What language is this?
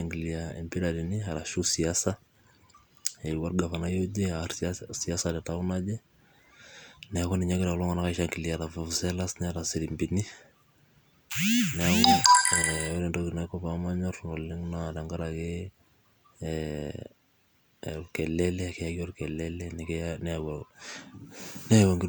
Masai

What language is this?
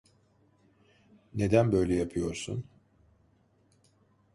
Turkish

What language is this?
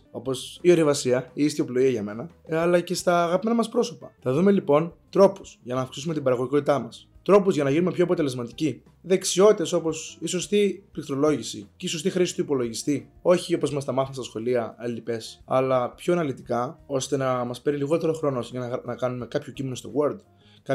Greek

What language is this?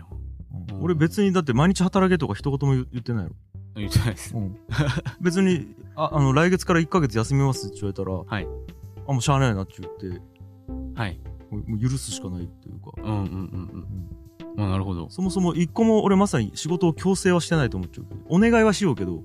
Japanese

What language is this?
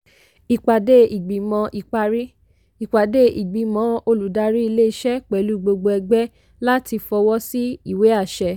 Yoruba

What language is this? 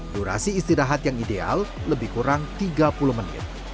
Indonesian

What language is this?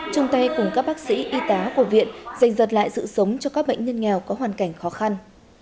Vietnamese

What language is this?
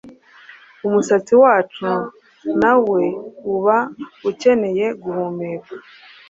Kinyarwanda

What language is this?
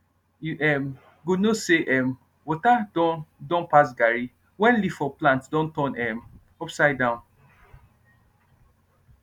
Nigerian Pidgin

